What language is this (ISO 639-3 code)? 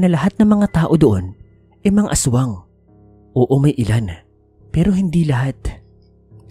fil